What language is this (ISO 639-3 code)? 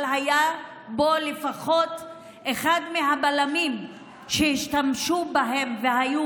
heb